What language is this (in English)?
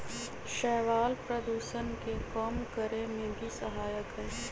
Magahi